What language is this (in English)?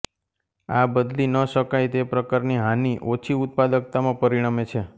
Gujarati